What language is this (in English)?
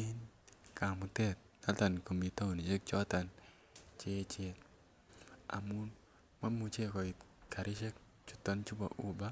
Kalenjin